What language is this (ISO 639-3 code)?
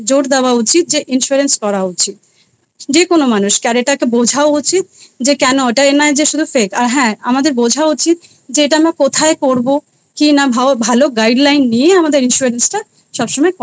ben